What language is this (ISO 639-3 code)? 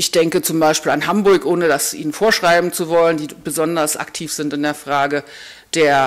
deu